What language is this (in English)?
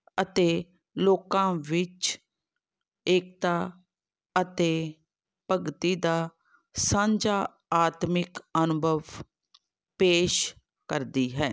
Punjabi